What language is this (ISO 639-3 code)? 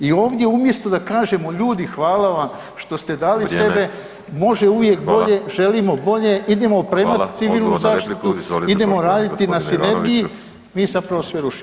hrv